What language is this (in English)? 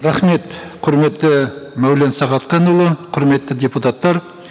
Kazakh